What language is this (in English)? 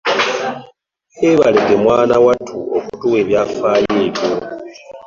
Ganda